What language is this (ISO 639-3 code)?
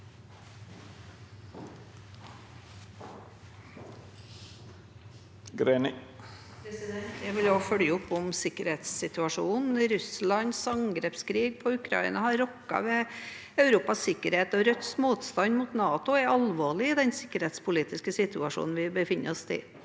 nor